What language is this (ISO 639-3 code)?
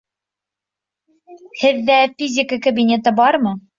bak